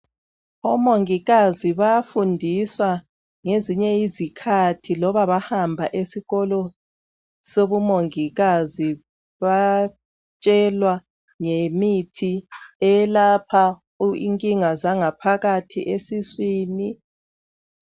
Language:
North Ndebele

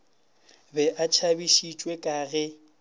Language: Northern Sotho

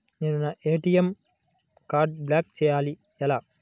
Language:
Telugu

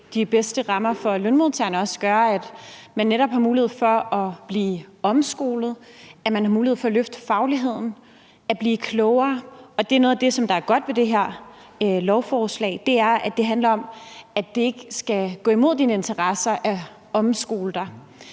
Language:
Danish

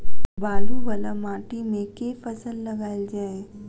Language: Maithili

